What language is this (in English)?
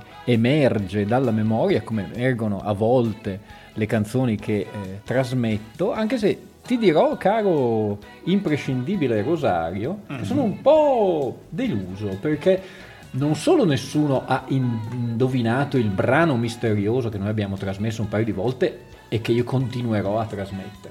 Italian